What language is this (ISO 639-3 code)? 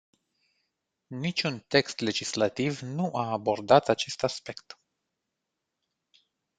ron